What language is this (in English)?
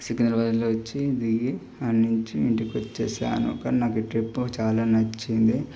Telugu